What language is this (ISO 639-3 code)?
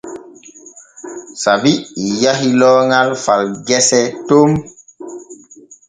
fue